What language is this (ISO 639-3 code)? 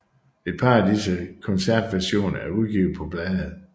dan